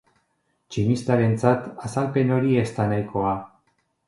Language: Basque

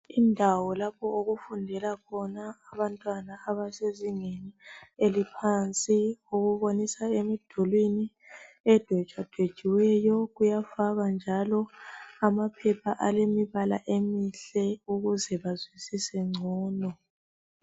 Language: North Ndebele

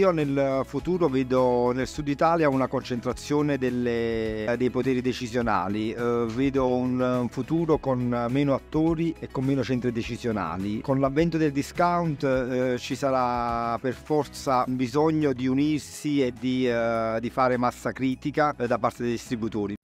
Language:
Italian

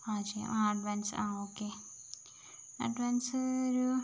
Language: Malayalam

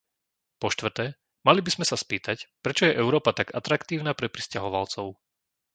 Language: Slovak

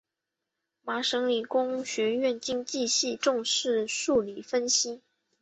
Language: Chinese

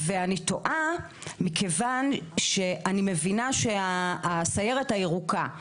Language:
Hebrew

